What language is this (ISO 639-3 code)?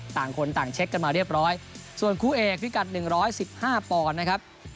tha